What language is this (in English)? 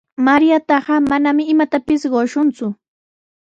Sihuas Ancash Quechua